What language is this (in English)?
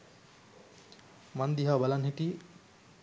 Sinhala